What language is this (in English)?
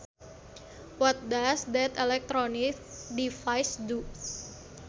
Sundanese